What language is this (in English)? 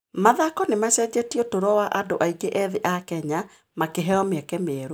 Kikuyu